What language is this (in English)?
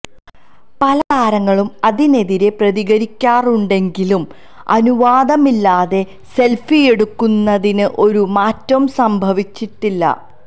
Malayalam